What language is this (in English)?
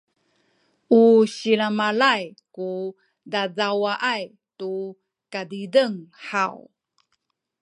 Sakizaya